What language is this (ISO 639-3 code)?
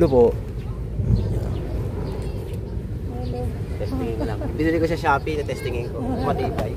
fil